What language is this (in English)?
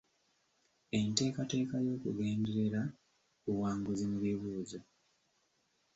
Ganda